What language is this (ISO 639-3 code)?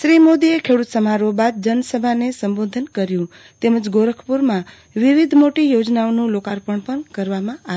guj